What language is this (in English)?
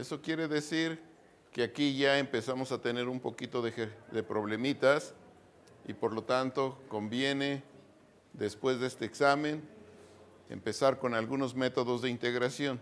Spanish